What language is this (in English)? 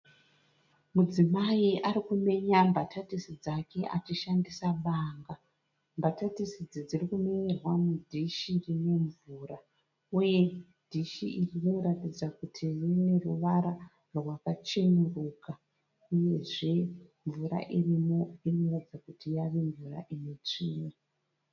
Shona